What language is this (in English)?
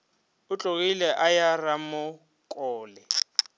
Northern Sotho